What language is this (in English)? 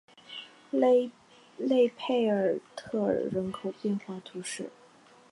Chinese